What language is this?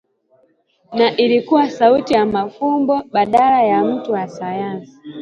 Swahili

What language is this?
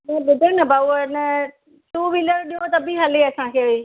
Sindhi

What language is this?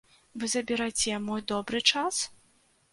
Belarusian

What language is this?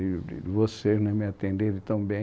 Portuguese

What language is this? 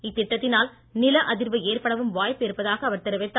Tamil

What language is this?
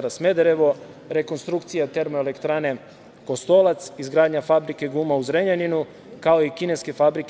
Serbian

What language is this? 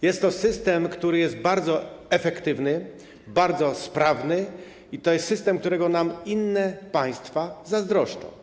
Polish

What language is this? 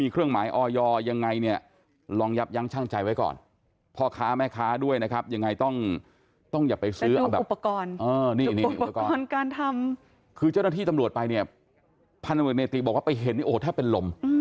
Thai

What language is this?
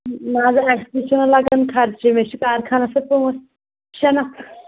Kashmiri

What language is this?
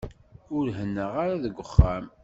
Kabyle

